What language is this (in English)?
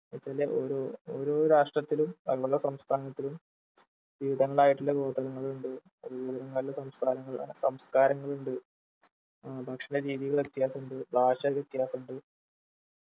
Malayalam